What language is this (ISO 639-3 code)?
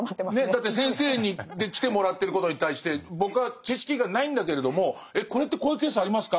jpn